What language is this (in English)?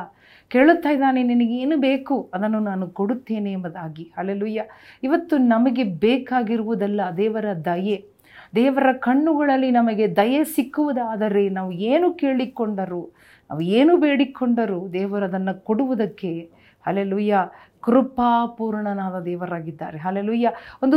Kannada